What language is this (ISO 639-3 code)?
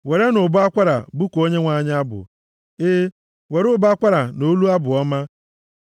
ibo